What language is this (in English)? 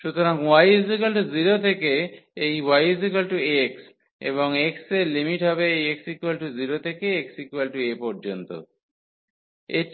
Bangla